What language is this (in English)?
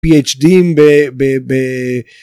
Hebrew